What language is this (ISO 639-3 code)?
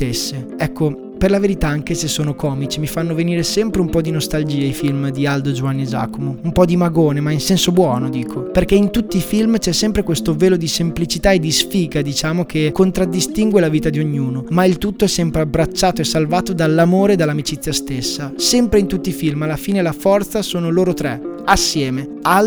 ita